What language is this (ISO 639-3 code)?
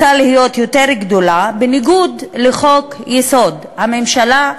heb